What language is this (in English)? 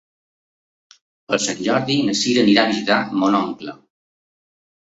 Catalan